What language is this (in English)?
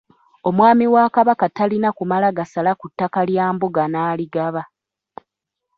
Ganda